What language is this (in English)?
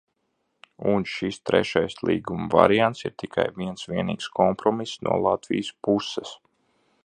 Latvian